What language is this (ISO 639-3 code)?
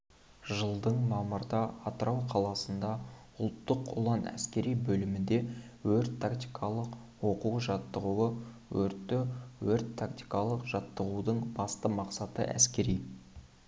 kaz